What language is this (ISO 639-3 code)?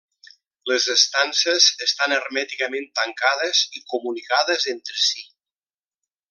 cat